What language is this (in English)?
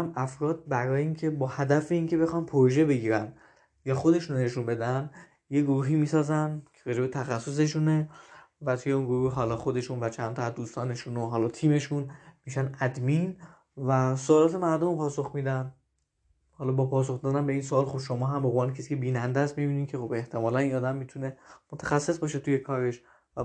Persian